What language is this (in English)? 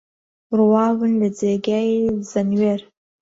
Central Kurdish